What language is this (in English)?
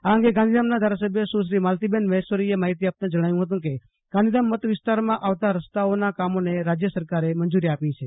Gujarati